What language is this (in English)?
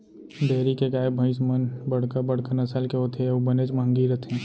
Chhattisgarhi